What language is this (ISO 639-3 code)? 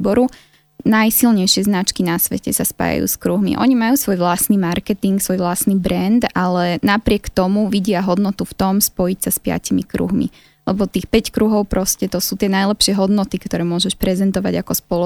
slk